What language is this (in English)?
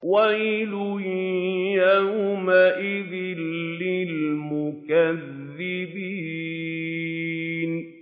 Arabic